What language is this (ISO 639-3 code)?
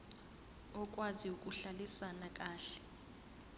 zul